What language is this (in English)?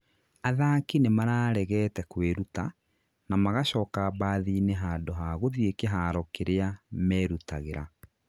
Kikuyu